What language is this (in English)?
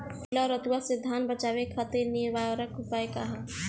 Bhojpuri